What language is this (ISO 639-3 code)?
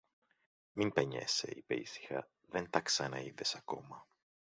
ell